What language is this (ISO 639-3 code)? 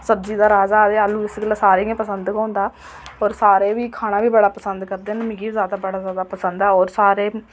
doi